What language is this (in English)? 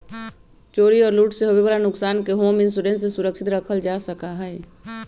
Magahi